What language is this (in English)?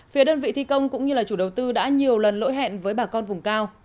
Vietnamese